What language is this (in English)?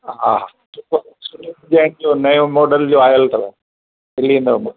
Sindhi